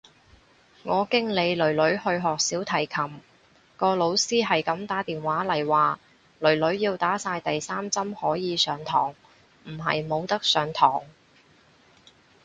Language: Cantonese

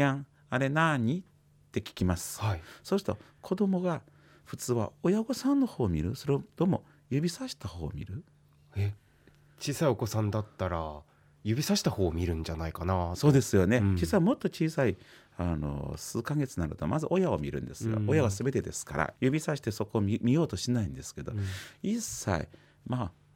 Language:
Japanese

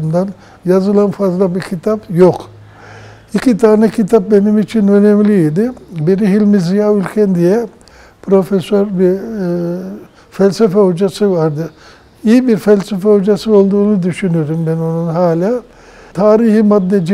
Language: Turkish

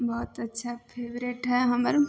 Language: Maithili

